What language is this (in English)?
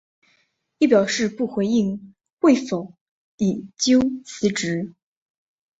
Chinese